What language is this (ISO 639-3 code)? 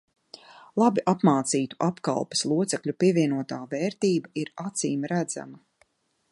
lav